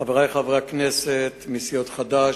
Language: Hebrew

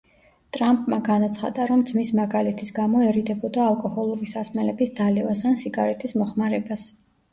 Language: Georgian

